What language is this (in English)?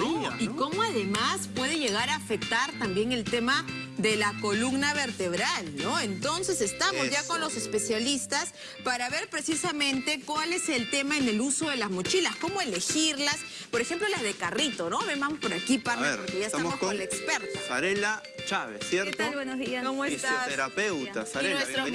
Spanish